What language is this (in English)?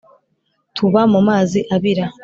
Kinyarwanda